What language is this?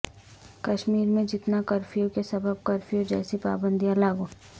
Urdu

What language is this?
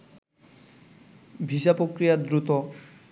Bangla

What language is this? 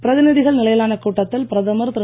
Tamil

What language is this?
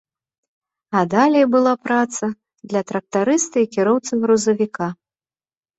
Belarusian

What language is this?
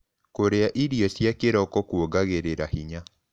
Kikuyu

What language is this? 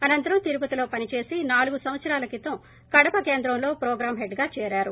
Telugu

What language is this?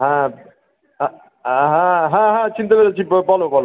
Bangla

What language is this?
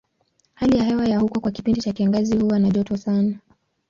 Swahili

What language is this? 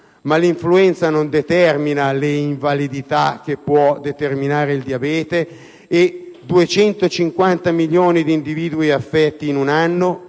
Italian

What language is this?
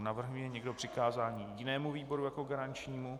Czech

